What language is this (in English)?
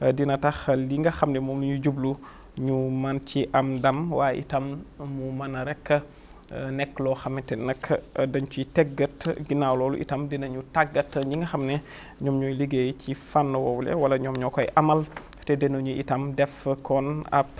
Arabic